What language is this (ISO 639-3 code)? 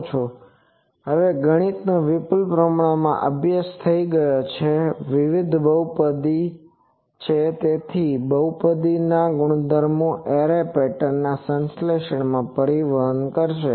guj